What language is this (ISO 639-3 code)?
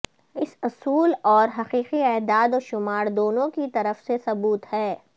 urd